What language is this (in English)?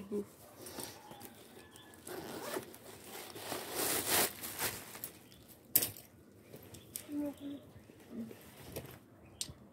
Indonesian